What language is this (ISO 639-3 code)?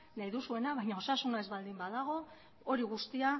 eus